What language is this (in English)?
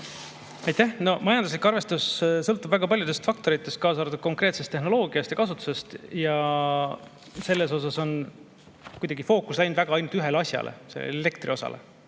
Estonian